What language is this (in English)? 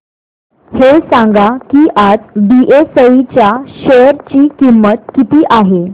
Marathi